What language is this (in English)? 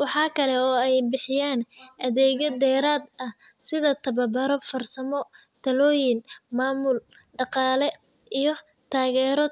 Somali